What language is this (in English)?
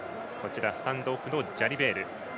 Japanese